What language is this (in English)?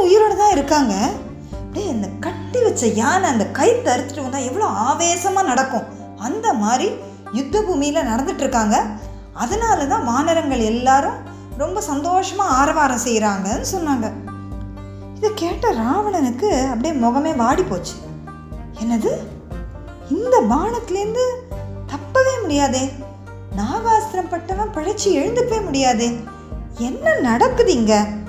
Tamil